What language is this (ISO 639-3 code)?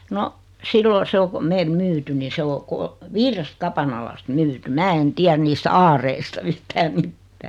fin